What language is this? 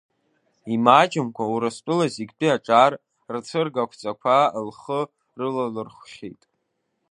Abkhazian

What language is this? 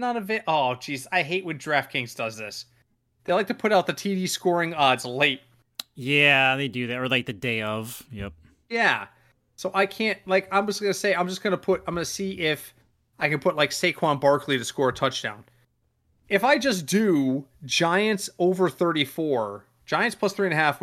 English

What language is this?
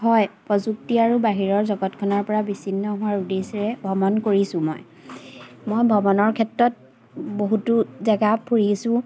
Assamese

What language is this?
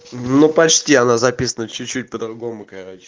Russian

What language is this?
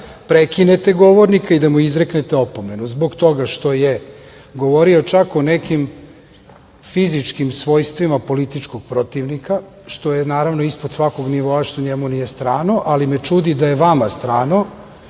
Serbian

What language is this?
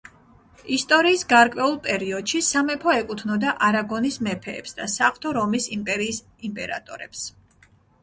Georgian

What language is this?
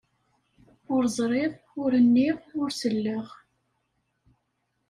Kabyle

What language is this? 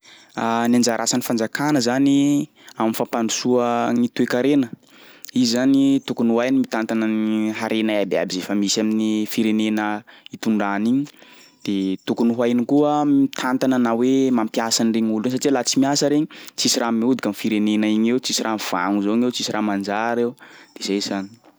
Sakalava Malagasy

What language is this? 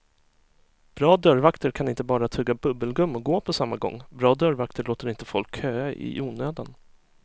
Swedish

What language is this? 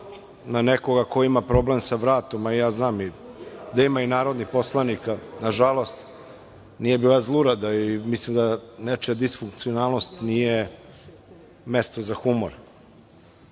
Serbian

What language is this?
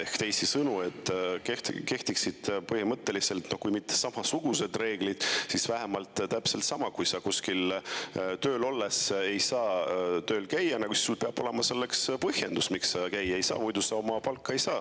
Estonian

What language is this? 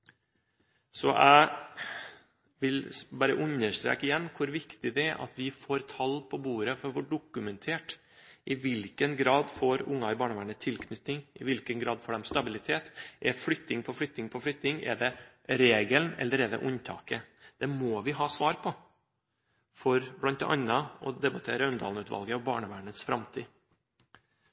Norwegian Bokmål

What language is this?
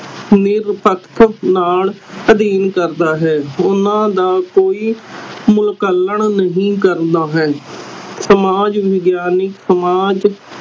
Punjabi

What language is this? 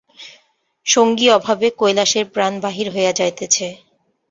Bangla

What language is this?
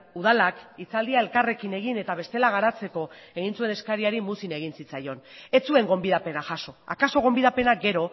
Basque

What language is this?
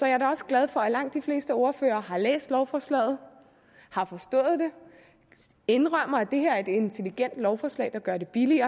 Danish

